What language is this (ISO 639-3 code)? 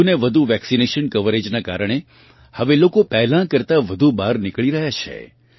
guj